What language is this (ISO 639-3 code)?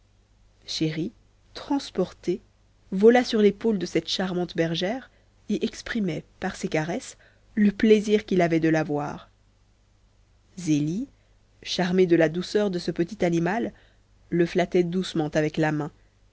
fra